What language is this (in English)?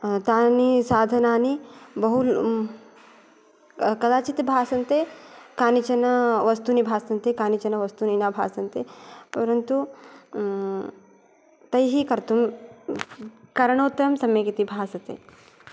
Sanskrit